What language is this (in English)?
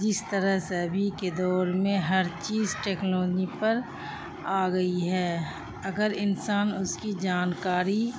Urdu